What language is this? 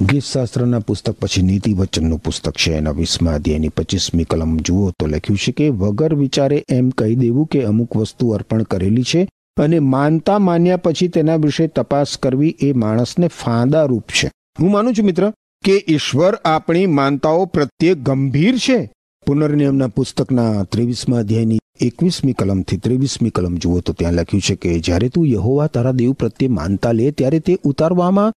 Gujarati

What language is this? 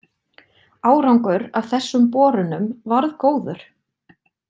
Icelandic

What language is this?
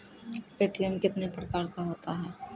Maithili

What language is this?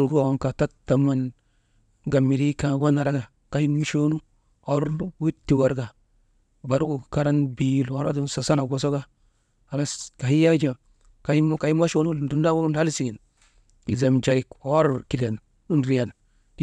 Maba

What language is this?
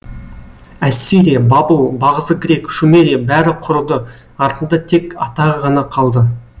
Kazakh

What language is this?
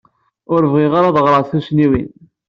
Kabyle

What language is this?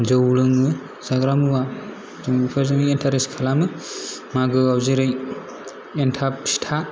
Bodo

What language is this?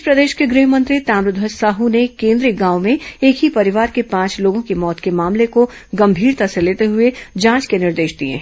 Hindi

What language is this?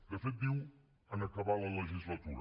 Catalan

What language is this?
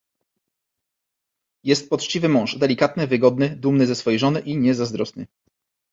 Polish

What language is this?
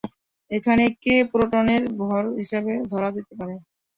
Bangla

